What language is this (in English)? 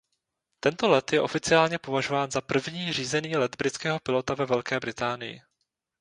Czech